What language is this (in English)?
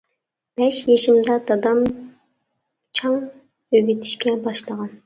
Uyghur